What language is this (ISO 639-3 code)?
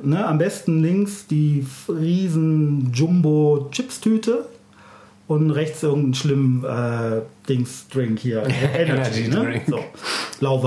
deu